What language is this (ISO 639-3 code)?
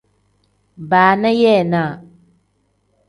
kdh